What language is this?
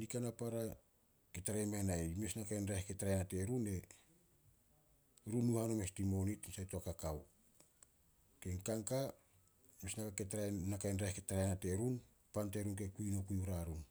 Solos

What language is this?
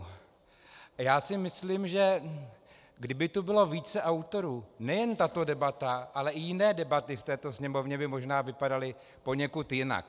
Czech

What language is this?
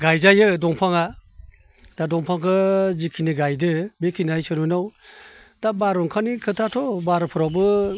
Bodo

